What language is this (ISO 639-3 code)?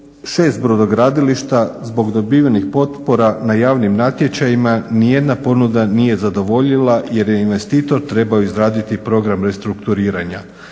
hrv